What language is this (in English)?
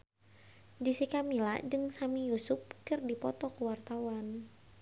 Sundanese